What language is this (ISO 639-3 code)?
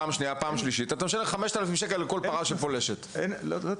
heb